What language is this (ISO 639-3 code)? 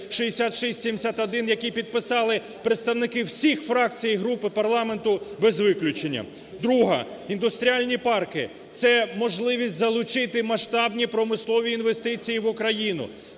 ukr